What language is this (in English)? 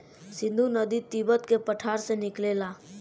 Bhojpuri